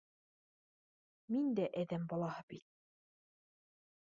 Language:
Bashkir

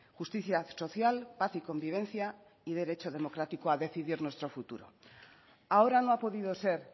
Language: Spanish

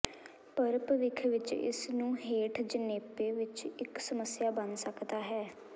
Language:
Punjabi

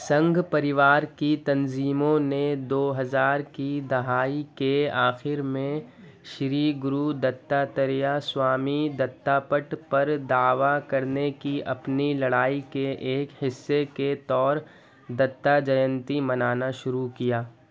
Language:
Urdu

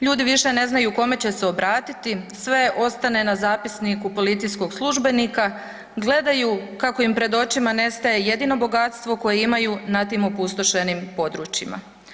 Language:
Croatian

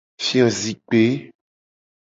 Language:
Gen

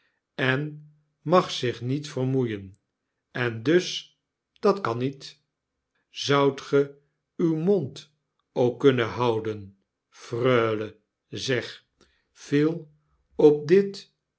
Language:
Dutch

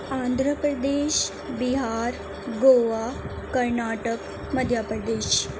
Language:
Urdu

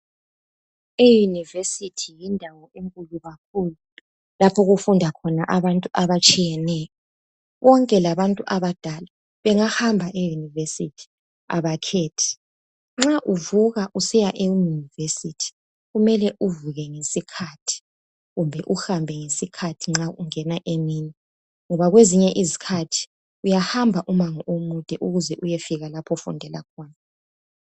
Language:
North Ndebele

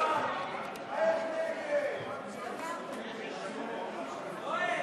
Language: Hebrew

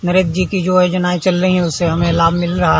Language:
Hindi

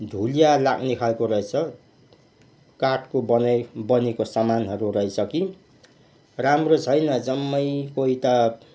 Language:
Nepali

